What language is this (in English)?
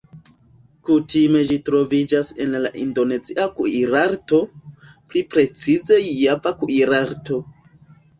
Esperanto